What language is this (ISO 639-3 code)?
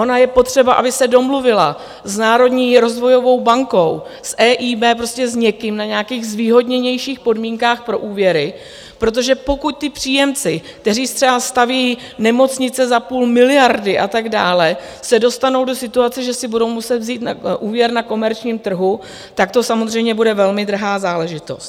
ces